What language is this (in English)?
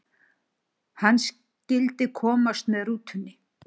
Icelandic